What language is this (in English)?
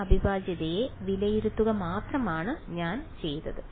Malayalam